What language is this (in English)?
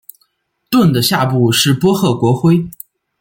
Chinese